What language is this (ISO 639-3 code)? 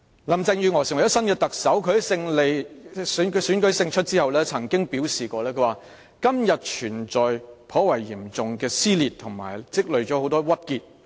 yue